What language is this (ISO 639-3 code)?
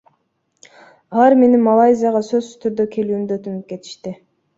kir